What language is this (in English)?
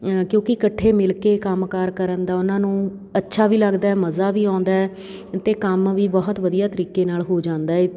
Punjabi